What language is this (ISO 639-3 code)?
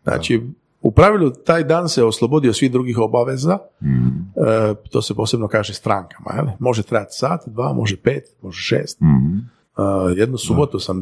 hrv